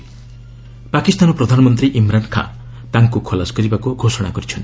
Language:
Odia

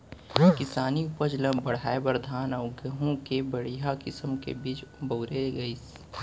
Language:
Chhattisgarhi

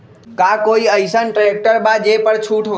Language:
Magahi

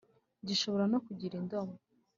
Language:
Kinyarwanda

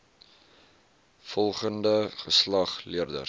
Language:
Afrikaans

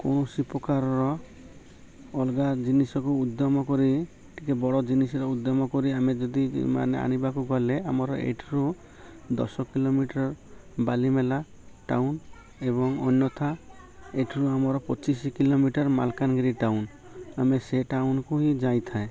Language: Odia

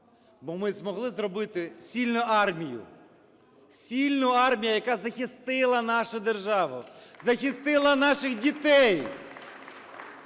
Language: Ukrainian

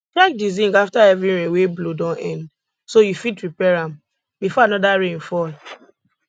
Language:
Nigerian Pidgin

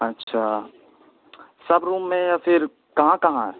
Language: Urdu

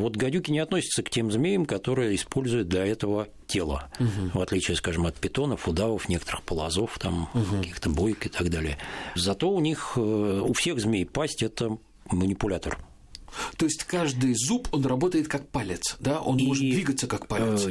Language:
Russian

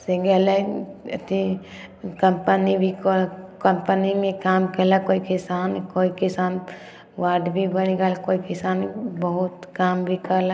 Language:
Maithili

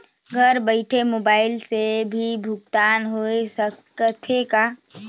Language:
Chhattisgarhi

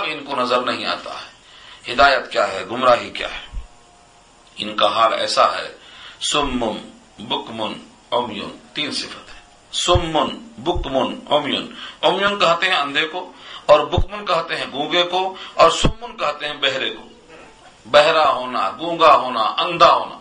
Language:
Urdu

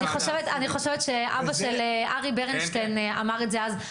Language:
Hebrew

